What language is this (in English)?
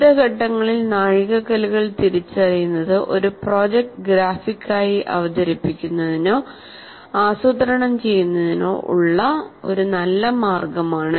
Malayalam